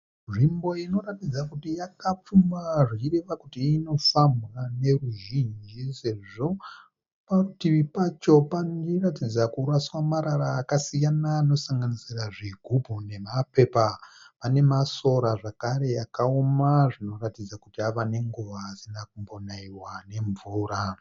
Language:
Shona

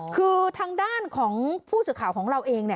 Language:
Thai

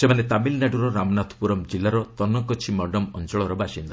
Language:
Odia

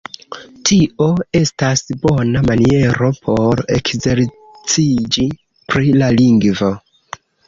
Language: Esperanto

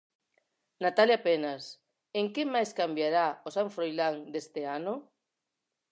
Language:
Galician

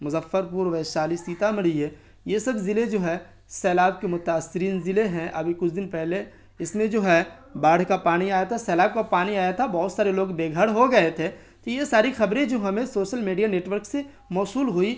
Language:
Urdu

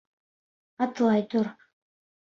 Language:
Bashkir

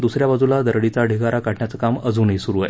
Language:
Marathi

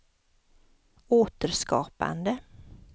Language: Swedish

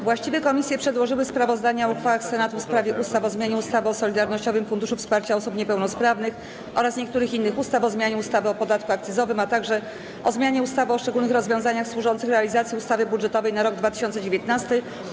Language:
Polish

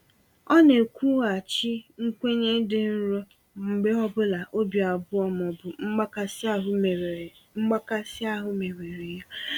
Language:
Igbo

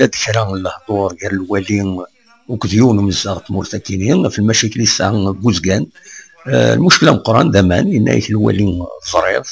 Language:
Arabic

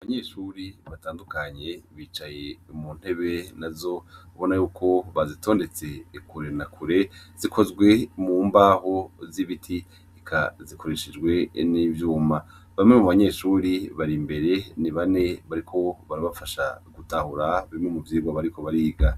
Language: Rundi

